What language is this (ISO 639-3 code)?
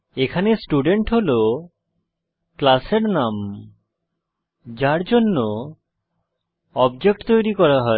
ben